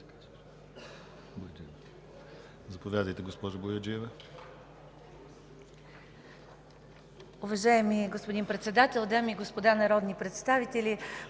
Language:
Bulgarian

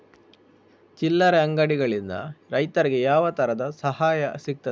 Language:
Kannada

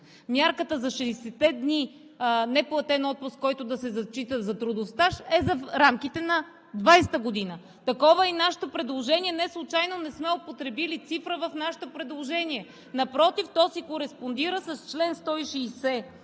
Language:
Bulgarian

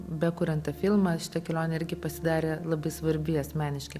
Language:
Lithuanian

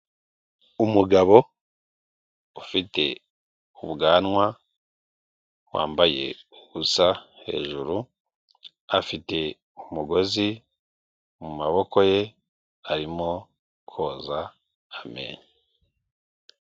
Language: Kinyarwanda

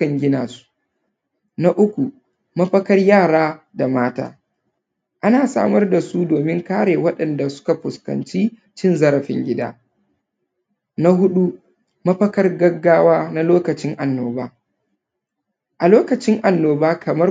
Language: Hausa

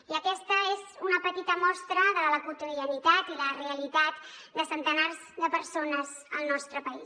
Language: Catalan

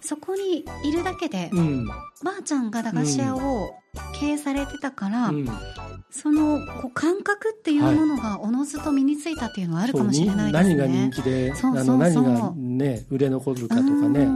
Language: Japanese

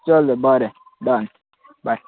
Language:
Konkani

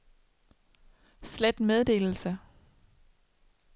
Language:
Danish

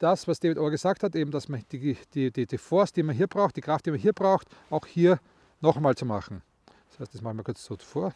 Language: German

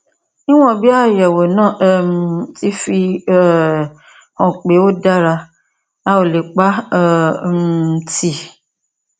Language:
Yoruba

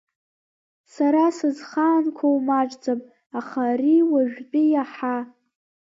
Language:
Abkhazian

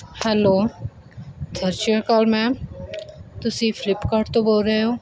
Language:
Punjabi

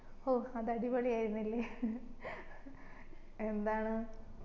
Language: Malayalam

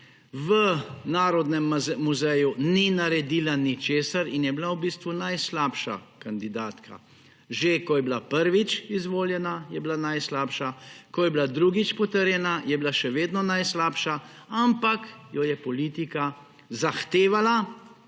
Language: Slovenian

